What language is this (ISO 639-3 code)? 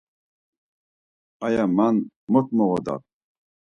lzz